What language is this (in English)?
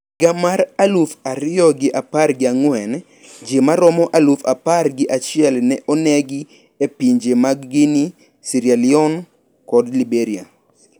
Luo (Kenya and Tanzania)